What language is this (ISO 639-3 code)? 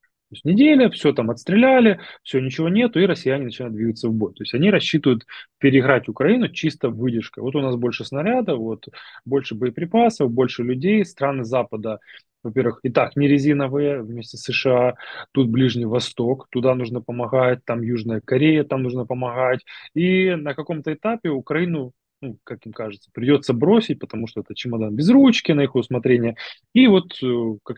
rus